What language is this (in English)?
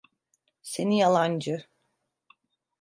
Turkish